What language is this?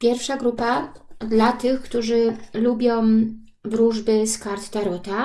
Polish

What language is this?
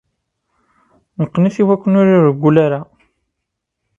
Kabyle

